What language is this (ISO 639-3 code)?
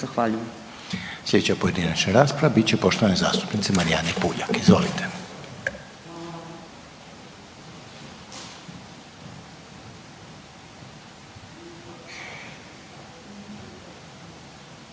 hrv